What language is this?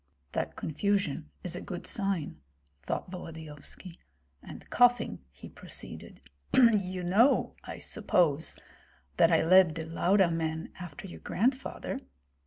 English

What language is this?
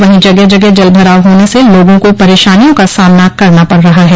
Hindi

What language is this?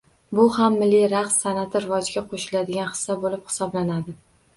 Uzbek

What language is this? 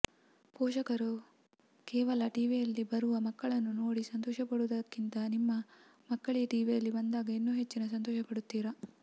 Kannada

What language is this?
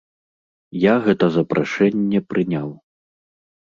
Belarusian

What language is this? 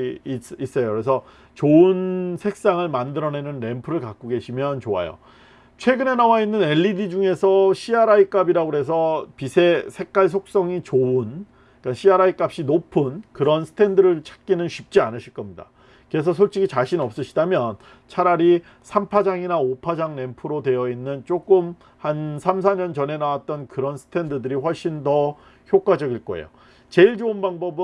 Korean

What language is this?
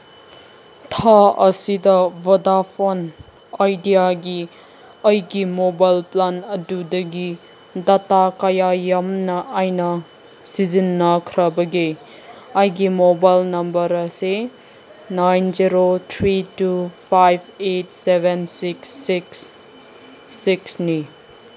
Manipuri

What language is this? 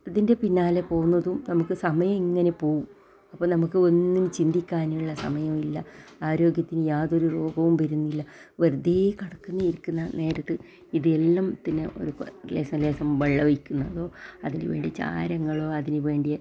Malayalam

